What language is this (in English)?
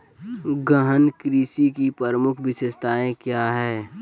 Magahi